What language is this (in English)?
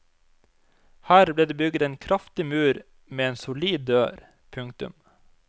Norwegian